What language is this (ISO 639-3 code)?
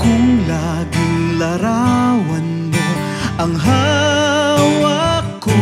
fil